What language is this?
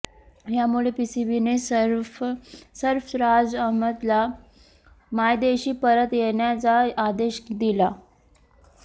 Marathi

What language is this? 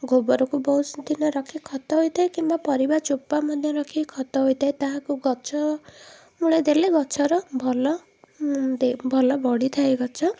Odia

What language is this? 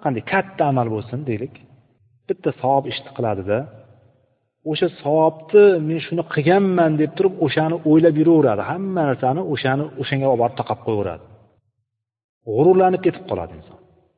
Bulgarian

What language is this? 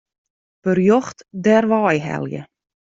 Western Frisian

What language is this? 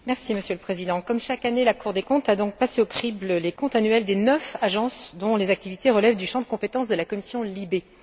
French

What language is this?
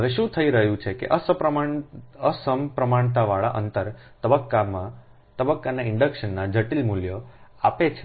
Gujarati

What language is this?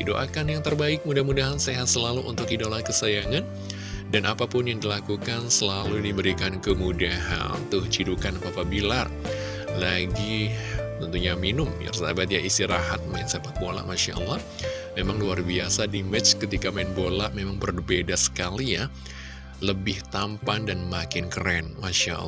Indonesian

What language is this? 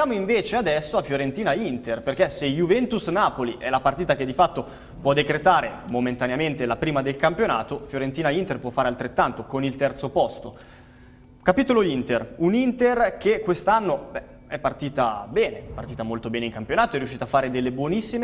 Italian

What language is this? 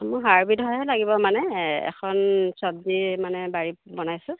Assamese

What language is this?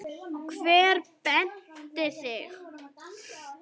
Icelandic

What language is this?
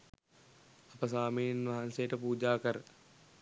Sinhala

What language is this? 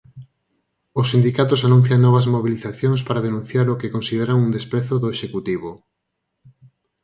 Galician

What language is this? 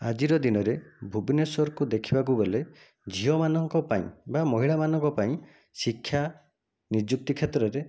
Odia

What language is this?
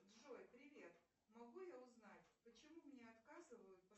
Russian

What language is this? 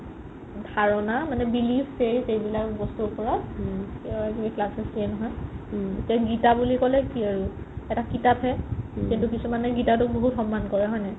Assamese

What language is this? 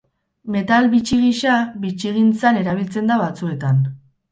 Basque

